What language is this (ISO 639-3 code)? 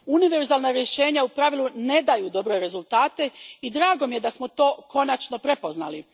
hrv